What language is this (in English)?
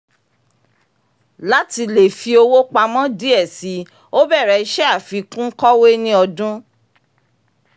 Yoruba